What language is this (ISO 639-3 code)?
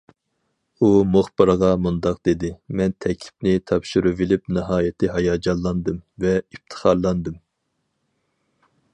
uig